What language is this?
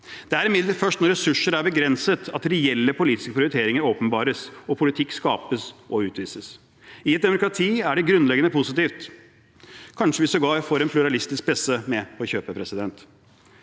Norwegian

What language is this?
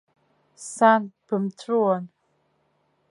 Abkhazian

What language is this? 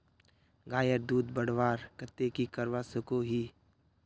Magahi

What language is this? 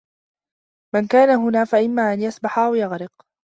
Arabic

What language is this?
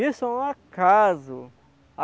Portuguese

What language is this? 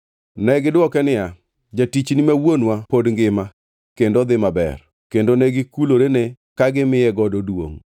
Luo (Kenya and Tanzania)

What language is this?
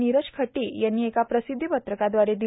Marathi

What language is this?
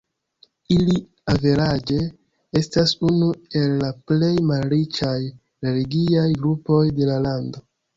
Esperanto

